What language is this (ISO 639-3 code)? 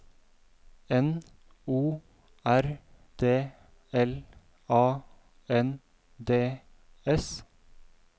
nor